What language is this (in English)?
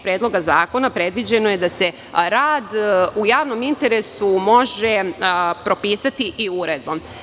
Serbian